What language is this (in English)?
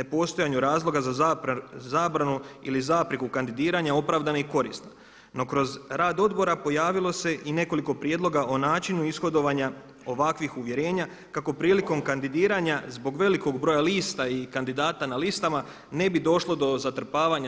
Croatian